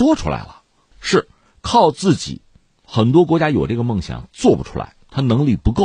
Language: Chinese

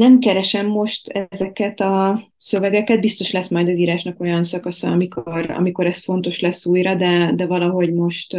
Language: Hungarian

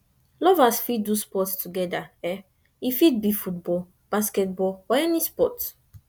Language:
Nigerian Pidgin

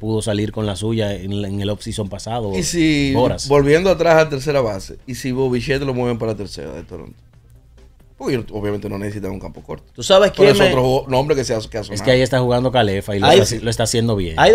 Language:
Spanish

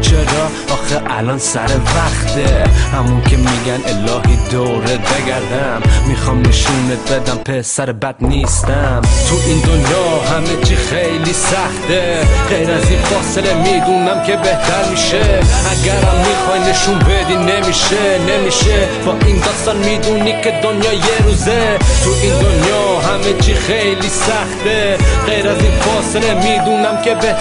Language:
Persian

